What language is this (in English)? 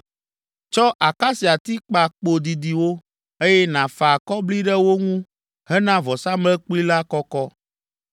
Ewe